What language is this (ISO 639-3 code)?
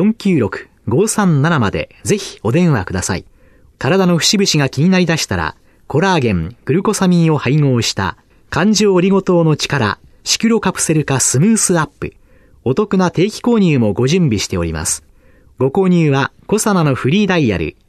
jpn